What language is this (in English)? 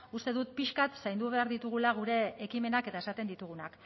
Basque